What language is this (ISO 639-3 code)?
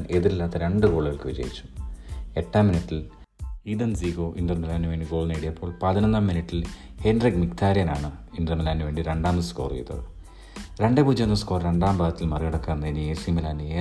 mal